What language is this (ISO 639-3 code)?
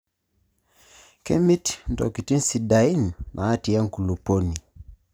mas